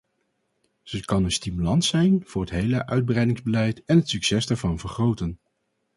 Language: Dutch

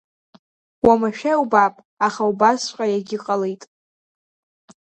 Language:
Abkhazian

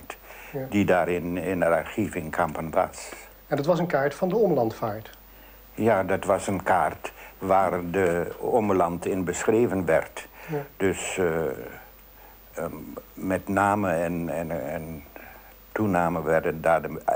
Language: Dutch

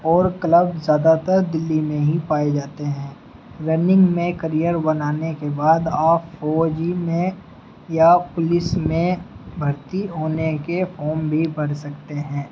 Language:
Urdu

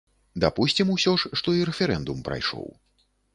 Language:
Belarusian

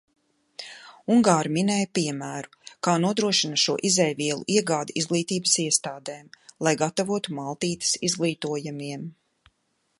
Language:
Latvian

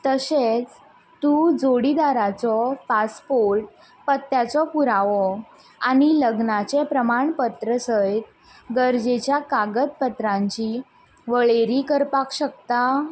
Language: Konkani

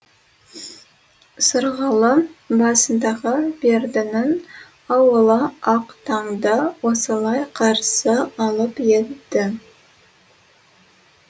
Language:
Kazakh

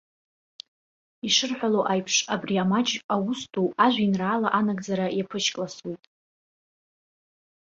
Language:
Abkhazian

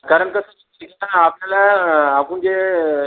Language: Marathi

